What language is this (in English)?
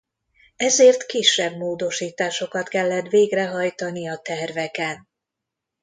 Hungarian